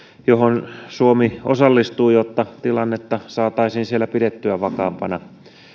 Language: Finnish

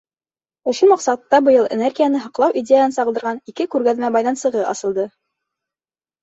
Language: Bashkir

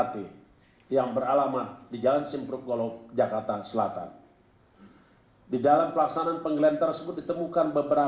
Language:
Indonesian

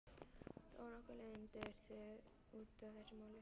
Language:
Icelandic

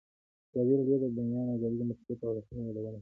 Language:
Pashto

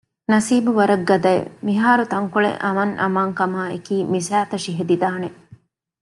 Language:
Divehi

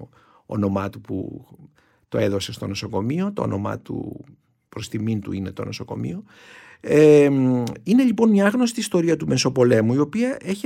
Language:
Greek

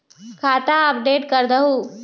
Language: Magahi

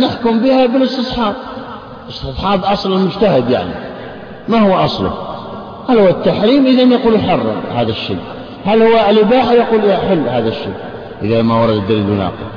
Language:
Arabic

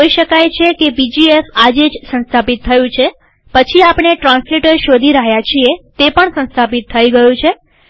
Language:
Gujarati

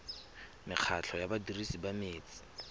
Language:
Tswana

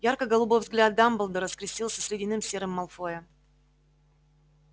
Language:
Russian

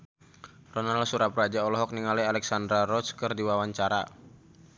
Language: Sundanese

